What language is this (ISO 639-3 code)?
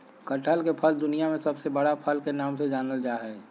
mag